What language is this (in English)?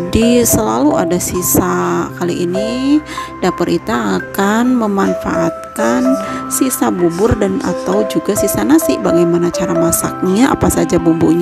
Indonesian